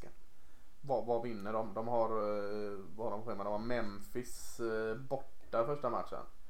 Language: Swedish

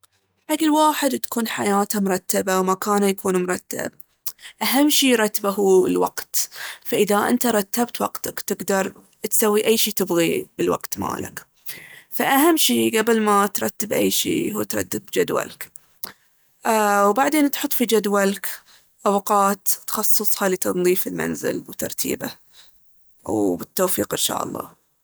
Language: Baharna Arabic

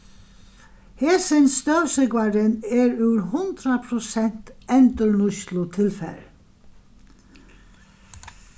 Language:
Faroese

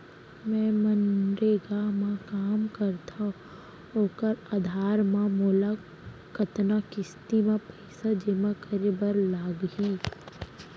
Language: Chhattisgarhi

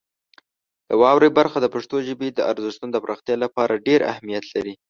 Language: Pashto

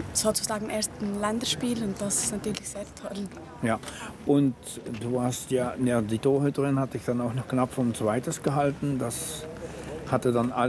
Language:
German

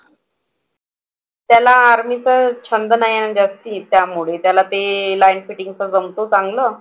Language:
Marathi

